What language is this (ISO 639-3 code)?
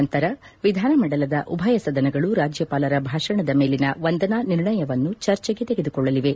kan